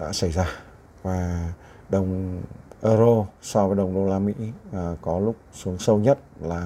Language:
Vietnamese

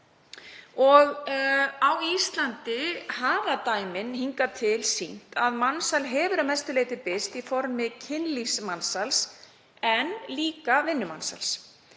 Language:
Icelandic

